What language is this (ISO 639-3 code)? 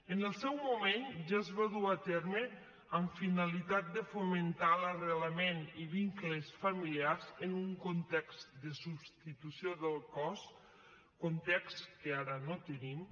cat